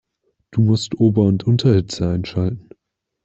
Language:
German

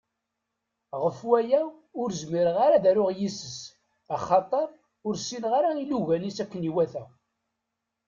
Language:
Kabyle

